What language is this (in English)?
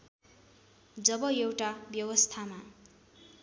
Nepali